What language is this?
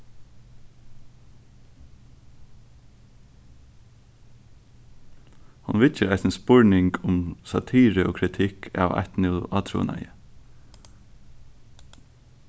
Faroese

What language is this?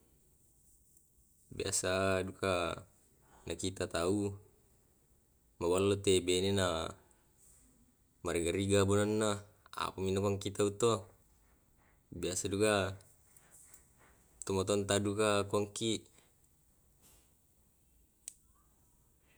Tae'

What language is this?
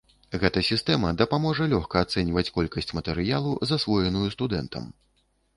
Belarusian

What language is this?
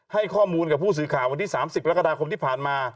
Thai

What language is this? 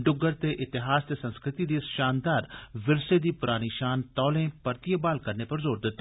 Dogri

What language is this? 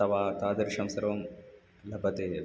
Sanskrit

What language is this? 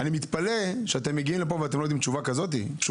Hebrew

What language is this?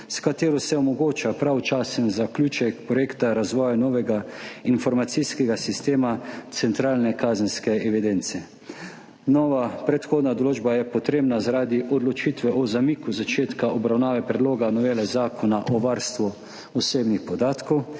Slovenian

